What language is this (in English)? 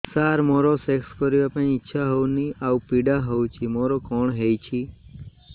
Odia